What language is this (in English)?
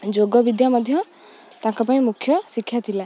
Odia